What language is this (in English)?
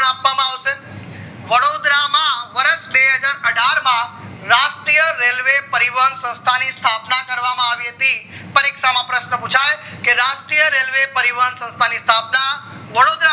Gujarati